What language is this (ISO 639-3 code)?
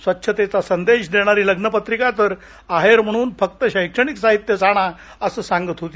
mar